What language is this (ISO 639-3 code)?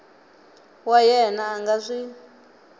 tso